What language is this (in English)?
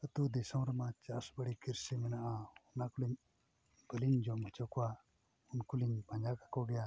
Santali